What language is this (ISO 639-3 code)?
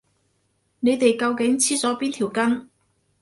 yue